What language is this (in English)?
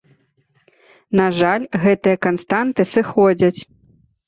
Belarusian